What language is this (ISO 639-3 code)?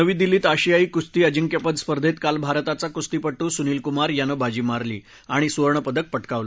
mar